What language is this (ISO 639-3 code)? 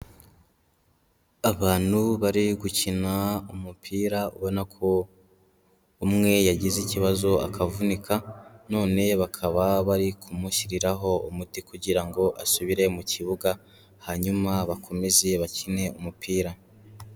kin